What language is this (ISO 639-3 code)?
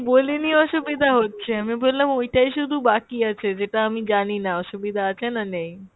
ben